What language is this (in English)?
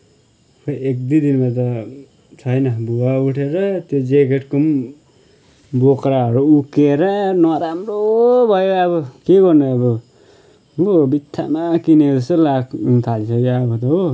Nepali